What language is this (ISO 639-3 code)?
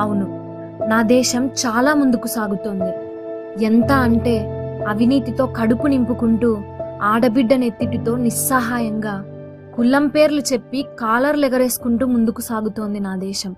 tel